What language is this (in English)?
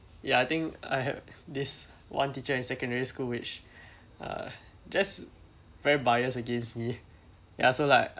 English